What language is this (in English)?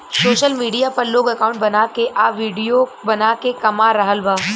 Bhojpuri